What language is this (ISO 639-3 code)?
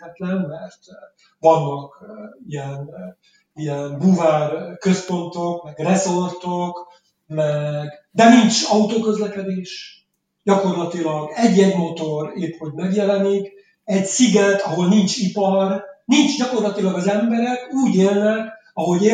hun